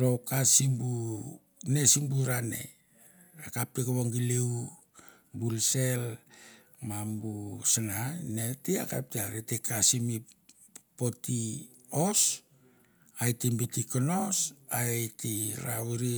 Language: Mandara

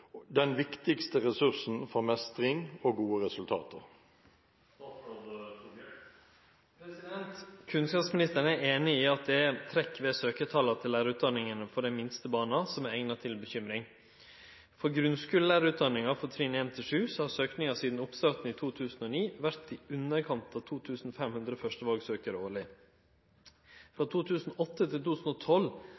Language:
Norwegian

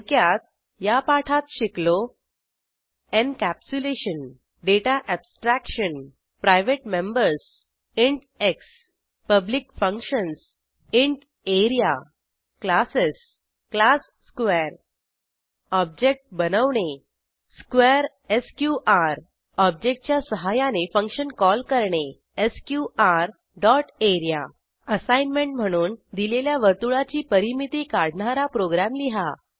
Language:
Marathi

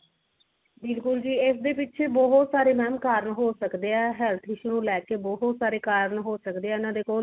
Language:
Punjabi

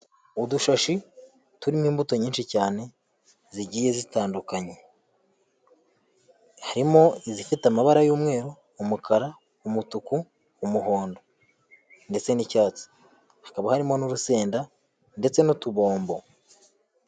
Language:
Kinyarwanda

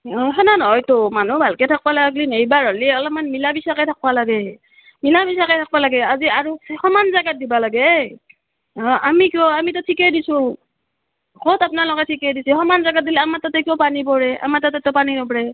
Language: Assamese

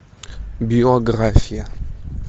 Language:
Russian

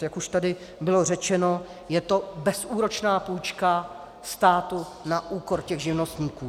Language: Czech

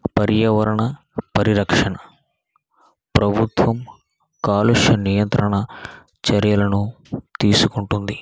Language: Telugu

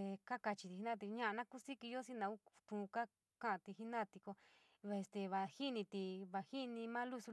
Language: San Miguel El Grande Mixtec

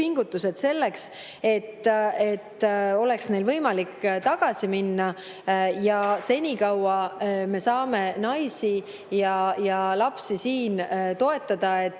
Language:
Estonian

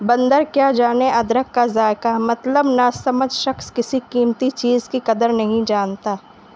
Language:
Urdu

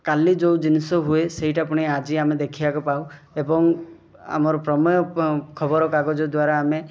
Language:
Odia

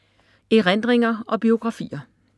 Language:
Danish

